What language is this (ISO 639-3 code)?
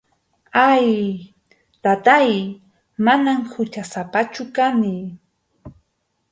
qxu